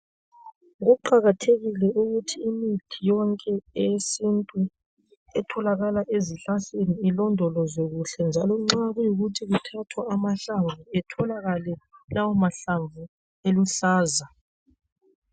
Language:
North Ndebele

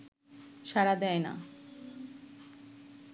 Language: Bangla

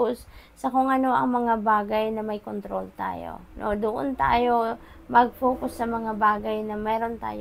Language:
Filipino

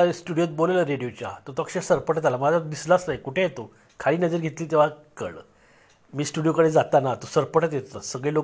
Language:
Marathi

